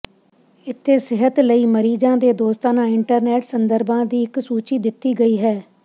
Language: Punjabi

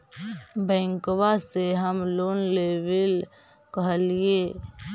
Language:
Magahi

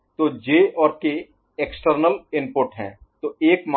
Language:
Hindi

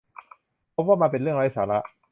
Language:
Thai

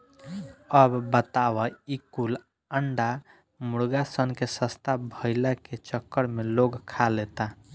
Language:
Bhojpuri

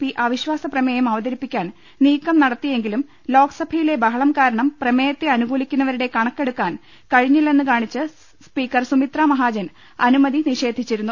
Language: Malayalam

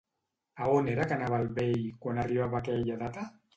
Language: Catalan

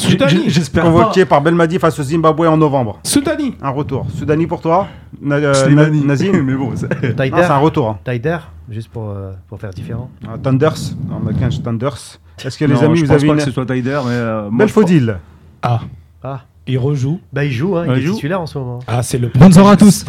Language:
French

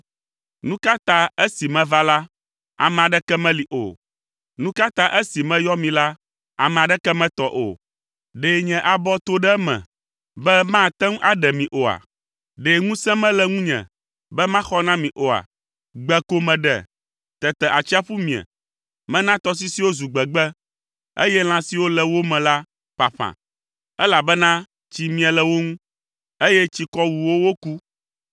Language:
Ewe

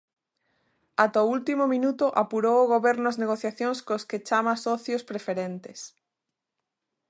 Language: Galician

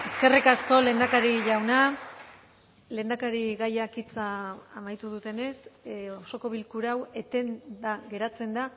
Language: Basque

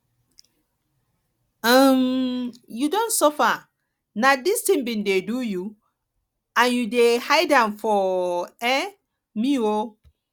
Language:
Nigerian Pidgin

